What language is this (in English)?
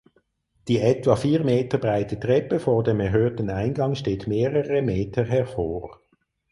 German